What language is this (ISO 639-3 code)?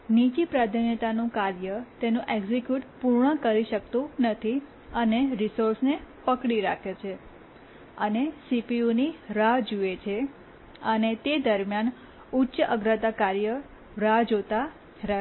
guj